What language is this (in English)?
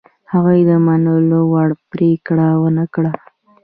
Pashto